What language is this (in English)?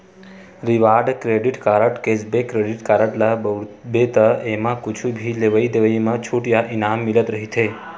Chhattisgarhi